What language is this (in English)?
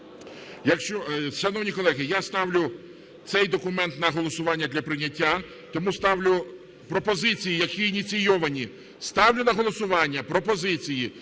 Ukrainian